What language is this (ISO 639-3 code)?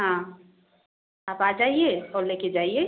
hin